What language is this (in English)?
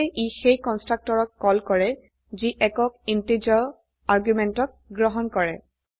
Assamese